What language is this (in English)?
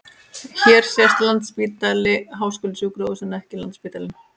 Icelandic